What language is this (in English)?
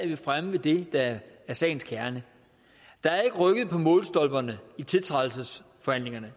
Danish